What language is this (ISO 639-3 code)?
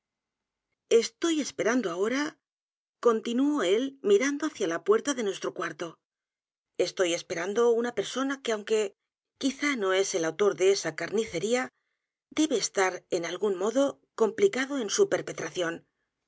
spa